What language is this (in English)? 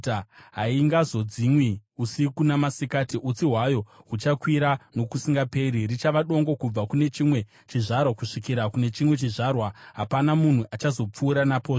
Shona